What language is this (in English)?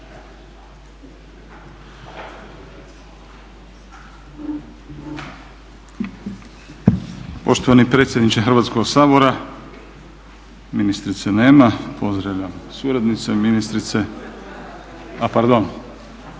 Croatian